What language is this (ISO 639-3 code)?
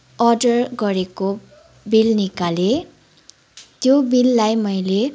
nep